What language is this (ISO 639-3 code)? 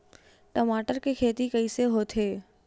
hne